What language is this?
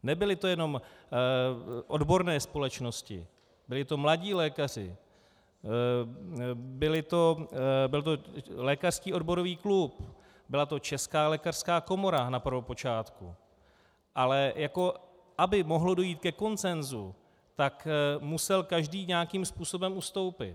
Czech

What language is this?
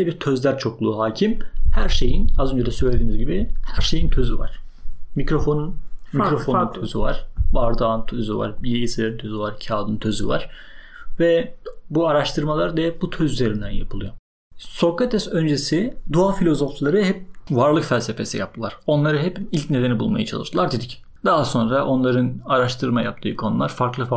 Turkish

